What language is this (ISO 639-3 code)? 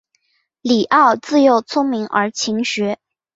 zho